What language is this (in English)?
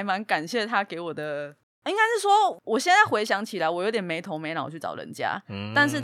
Chinese